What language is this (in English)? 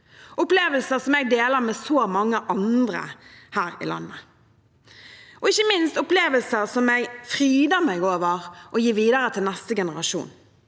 Norwegian